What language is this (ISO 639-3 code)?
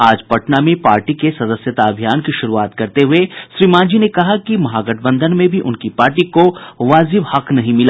hin